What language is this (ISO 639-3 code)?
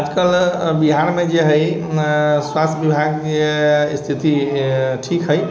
mai